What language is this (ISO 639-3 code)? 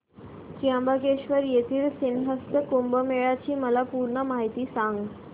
mar